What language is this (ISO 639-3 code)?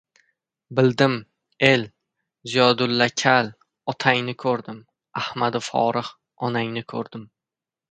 uzb